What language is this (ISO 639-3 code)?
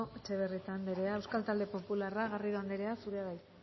eus